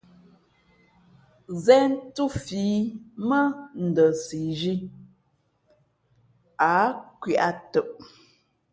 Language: Fe'fe'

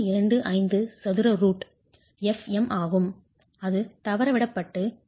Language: Tamil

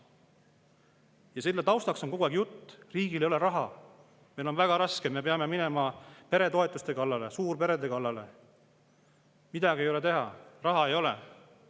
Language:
Estonian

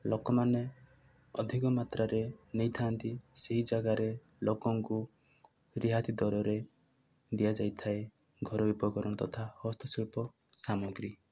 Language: Odia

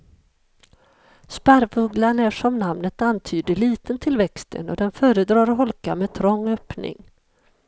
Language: Swedish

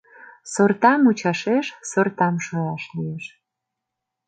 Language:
Mari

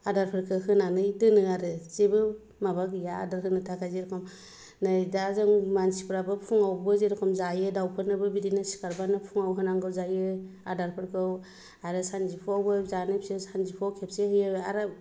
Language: Bodo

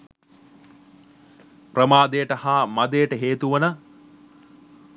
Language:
Sinhala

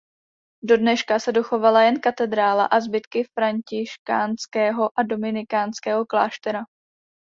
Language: Czech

